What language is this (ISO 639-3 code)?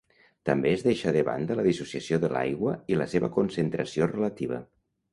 cat